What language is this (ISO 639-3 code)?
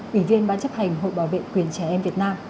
vie